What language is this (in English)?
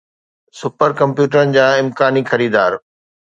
Sindhi